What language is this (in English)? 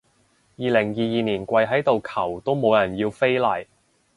Cantonese